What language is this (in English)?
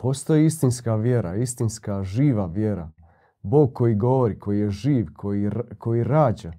Croatian